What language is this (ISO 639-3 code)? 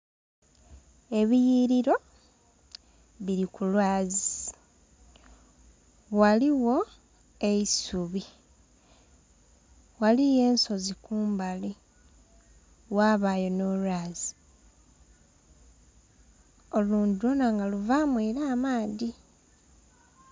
xog